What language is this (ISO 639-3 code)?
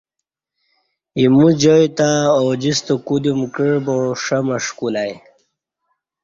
bsh